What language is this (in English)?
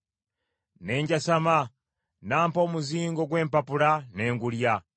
Ganda